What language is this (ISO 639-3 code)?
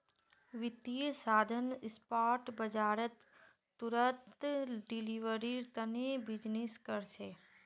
mag